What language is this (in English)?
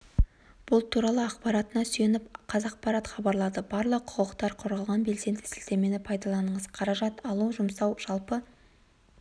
Kazakh